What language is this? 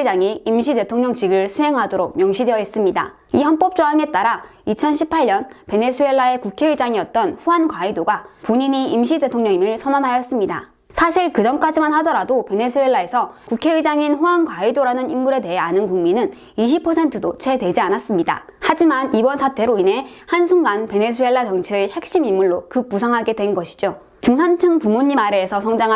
Korean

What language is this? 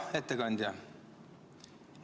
Estonian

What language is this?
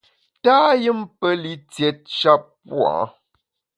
Bamun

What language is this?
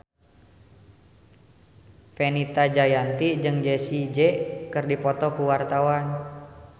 Sundanese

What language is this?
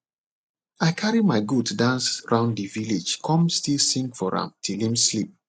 Nigerian Pidgin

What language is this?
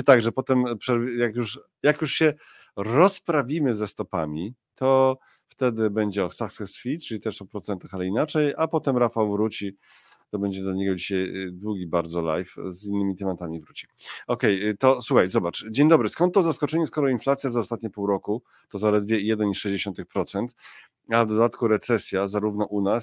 Polish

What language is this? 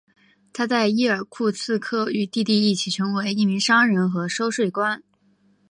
Chinese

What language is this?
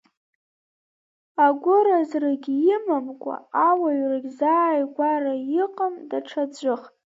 Abkhazian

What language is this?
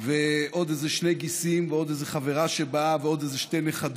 Hebrew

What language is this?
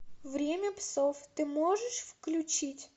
Russian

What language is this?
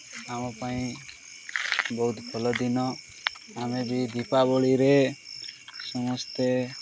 Odia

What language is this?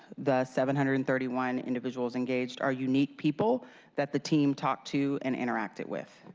English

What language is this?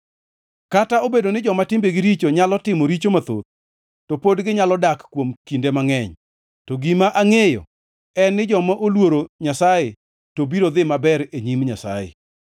Luo (Kenya and Tanzania)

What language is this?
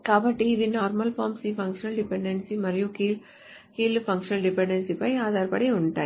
Telugu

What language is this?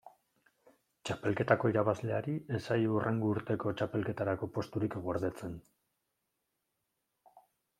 Basque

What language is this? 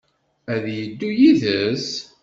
Kabyle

